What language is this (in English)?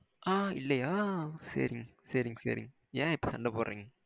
Tamil